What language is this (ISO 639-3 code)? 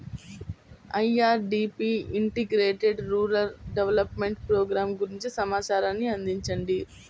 tel